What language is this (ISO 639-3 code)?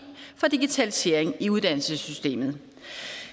dan